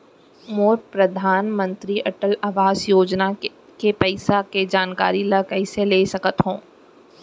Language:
Chhattisgarhi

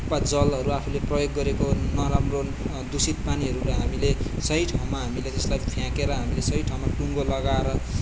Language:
Nepali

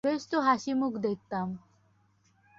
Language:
Bangla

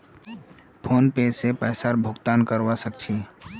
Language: Magahi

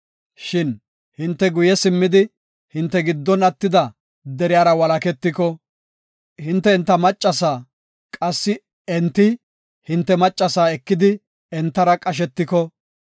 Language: Gofa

